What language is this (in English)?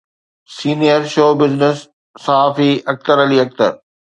Sindhi